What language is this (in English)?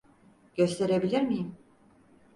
Turkish